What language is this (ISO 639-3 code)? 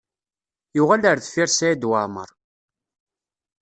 kab